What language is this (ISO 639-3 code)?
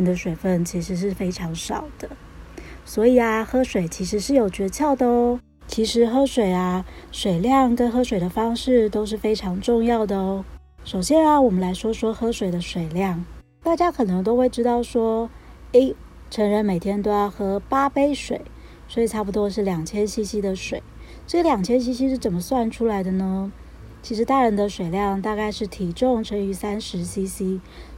zho